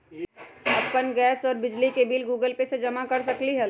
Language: Magahi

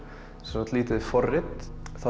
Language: Icelandic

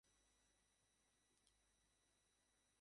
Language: Bangla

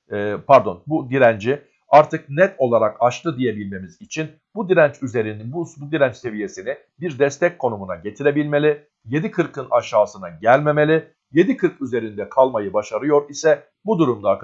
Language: Turkish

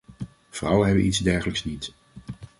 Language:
Dutch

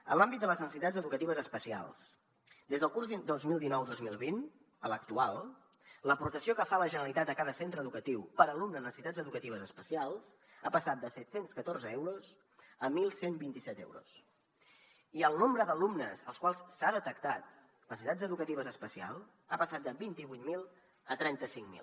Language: Catalan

